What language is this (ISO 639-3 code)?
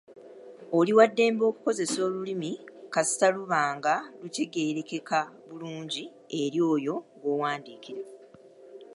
lug